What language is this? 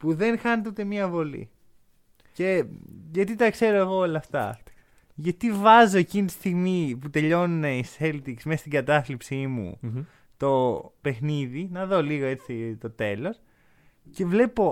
Greek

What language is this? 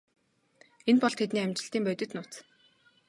Mongolian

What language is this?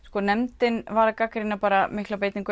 Icelandic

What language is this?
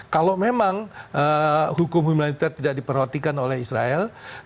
Indonesian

